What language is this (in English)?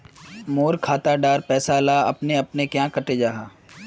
Magahi